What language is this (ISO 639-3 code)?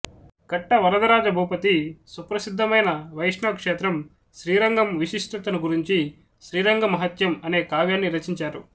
tel